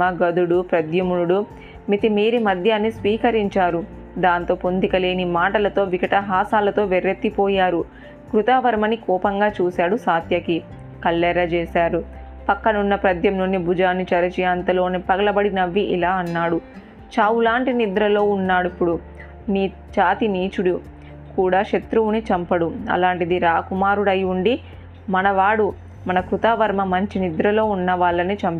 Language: Telugu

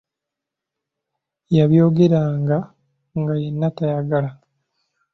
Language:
Ganda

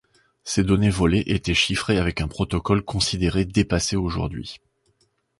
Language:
French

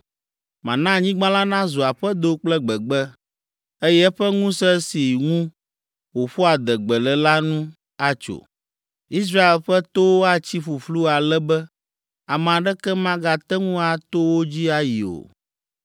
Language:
Ewe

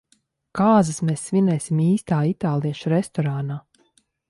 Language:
Latvian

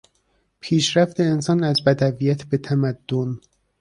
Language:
Persian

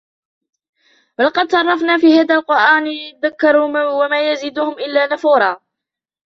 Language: Arabic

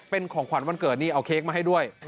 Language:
Thai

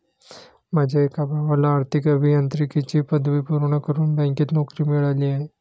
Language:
Marathi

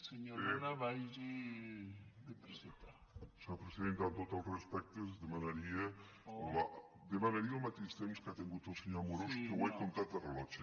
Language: Catalan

